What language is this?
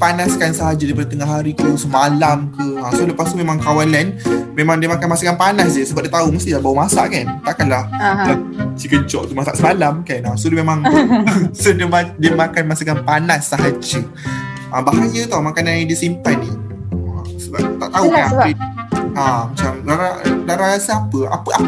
Malay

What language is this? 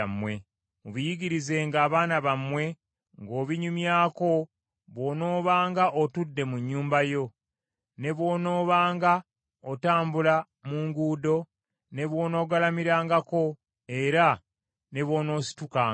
Ganda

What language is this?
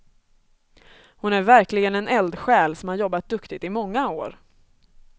Swedish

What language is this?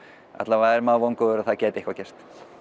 Icelandic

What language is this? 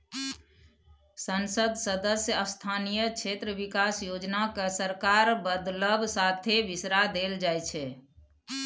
Maithili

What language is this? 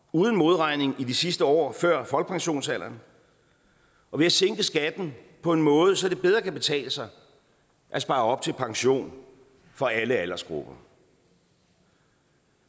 Danish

